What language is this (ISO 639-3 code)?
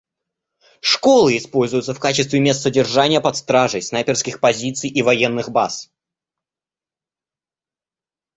rus